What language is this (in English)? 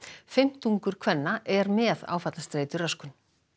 Icelandic